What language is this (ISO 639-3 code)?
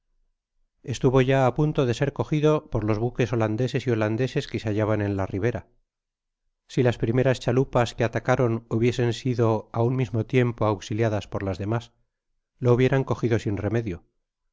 spa